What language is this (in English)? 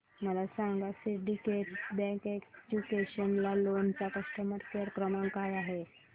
Marathi